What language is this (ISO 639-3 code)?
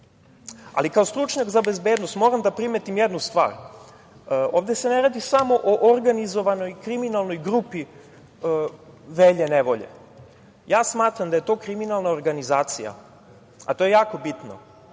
srp